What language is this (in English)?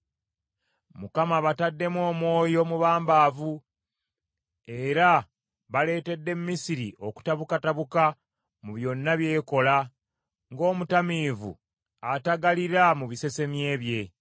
Ganda